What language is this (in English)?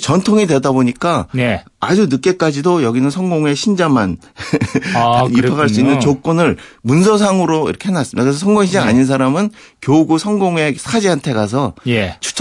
Korean